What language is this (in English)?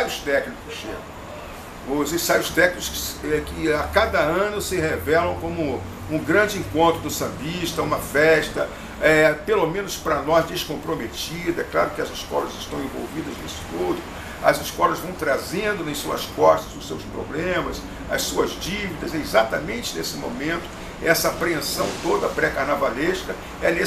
Portuguese